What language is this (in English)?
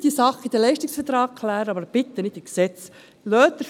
Swiss German